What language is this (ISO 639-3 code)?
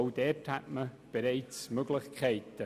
gsw